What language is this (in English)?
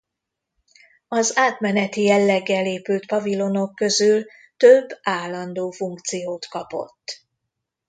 Hungarian